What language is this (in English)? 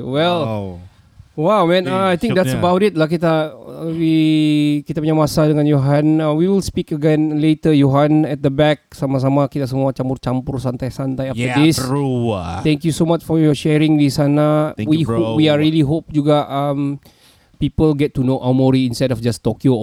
Malay